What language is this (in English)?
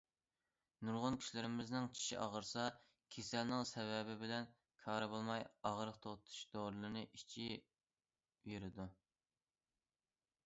Uyghur